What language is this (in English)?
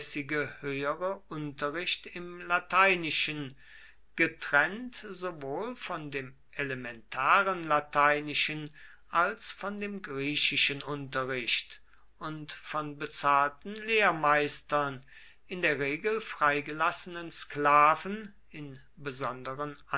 German